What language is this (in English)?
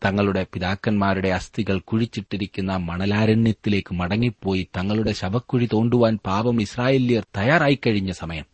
Malayalam